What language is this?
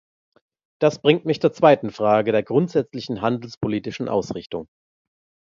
German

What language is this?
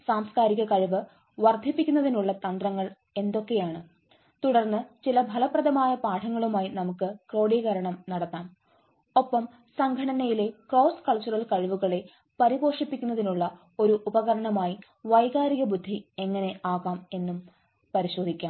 Malayalam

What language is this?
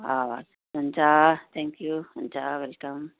Nepali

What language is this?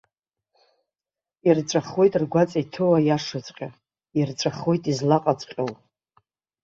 Abkhazian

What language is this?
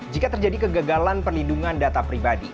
Indonesian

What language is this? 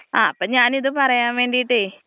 Malayalam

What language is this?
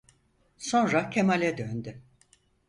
Turkish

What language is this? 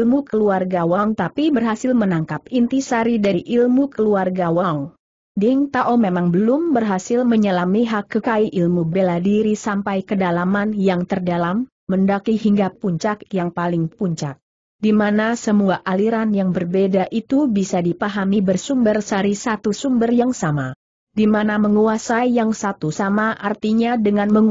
Indonesian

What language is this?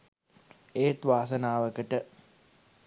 Sinhala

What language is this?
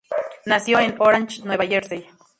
Spanish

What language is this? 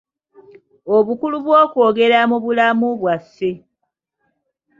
Ganda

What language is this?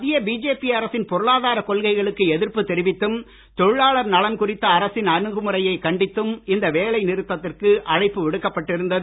Tamil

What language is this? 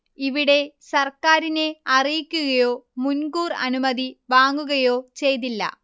Malayalam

